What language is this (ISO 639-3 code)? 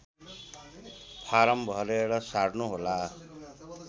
nep